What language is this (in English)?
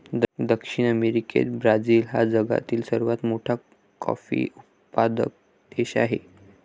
Marathi